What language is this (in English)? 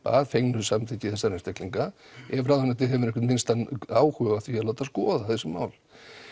Icelandic